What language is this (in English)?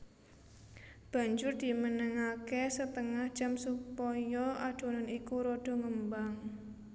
Javanese